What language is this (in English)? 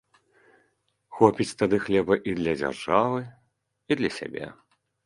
Belarusian